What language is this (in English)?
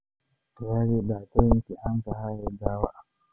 Somali